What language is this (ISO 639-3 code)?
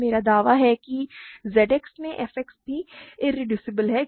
hin